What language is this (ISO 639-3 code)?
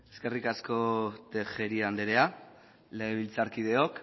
eus